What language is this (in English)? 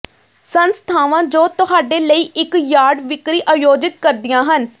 Punjabi